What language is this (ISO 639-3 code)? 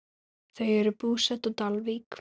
isl